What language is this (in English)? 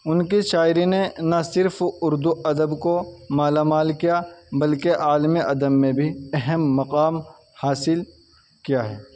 Urdu